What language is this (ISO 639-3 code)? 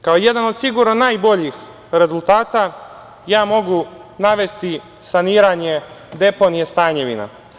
srp